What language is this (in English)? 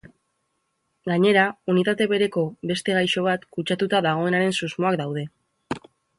Basque